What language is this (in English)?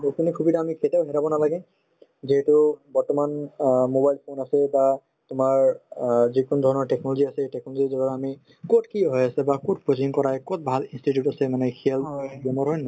Assamese